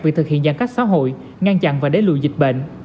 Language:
Vietnamese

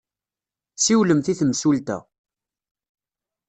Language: Kabyle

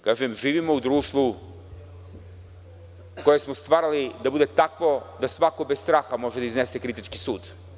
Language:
Serbian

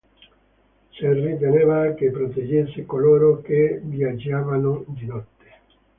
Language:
Italian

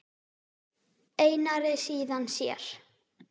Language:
Icelandic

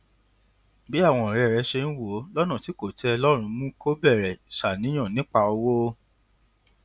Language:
Yoruba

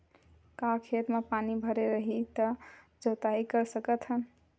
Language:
Chhattisgarhi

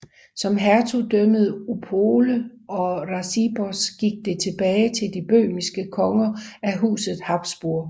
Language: Danish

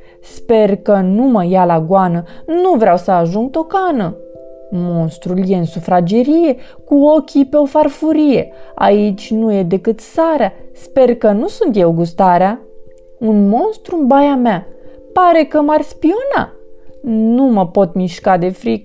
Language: Romanian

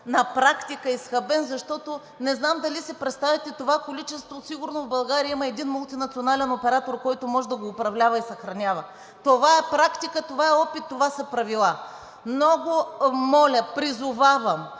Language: Bulgarian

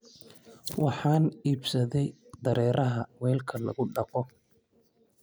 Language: Somali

